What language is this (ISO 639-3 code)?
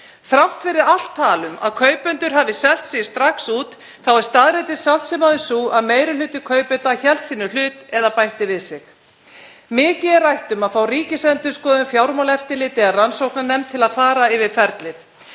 isl